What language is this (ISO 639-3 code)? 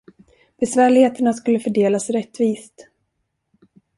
swe